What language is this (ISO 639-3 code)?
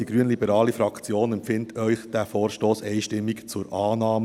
gsw